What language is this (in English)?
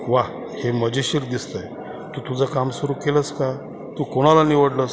Marathi